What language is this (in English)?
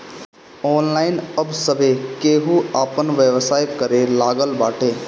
Bhojpuri